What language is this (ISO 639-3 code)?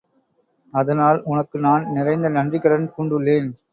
tam